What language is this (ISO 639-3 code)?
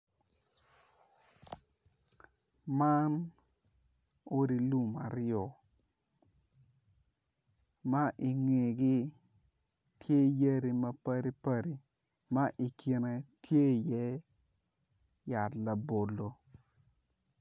ach